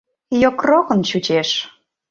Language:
Mari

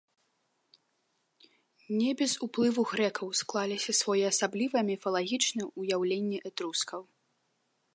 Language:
Belarusian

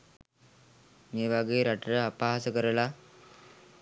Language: Sinhala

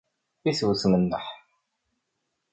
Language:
Kabyle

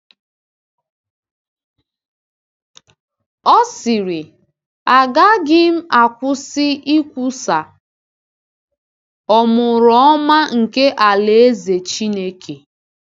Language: Igbo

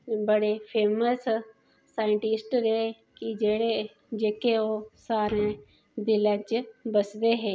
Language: Dogri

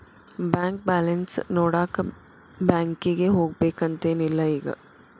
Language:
Kannada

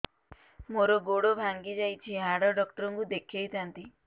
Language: Odia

